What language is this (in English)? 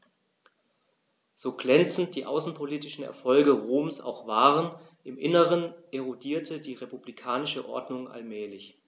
German